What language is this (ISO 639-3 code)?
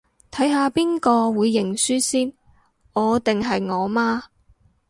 yue